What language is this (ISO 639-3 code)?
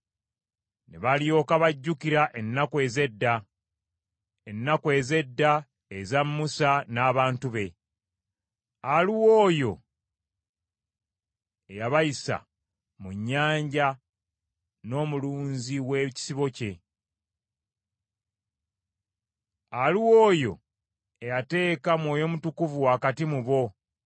lug